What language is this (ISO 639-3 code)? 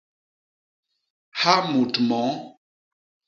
bas